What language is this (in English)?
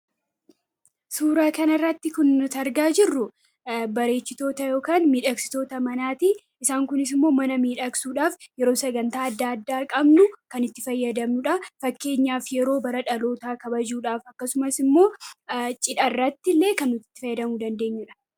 Oromo